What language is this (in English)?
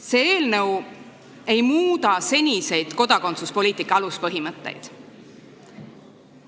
Estonian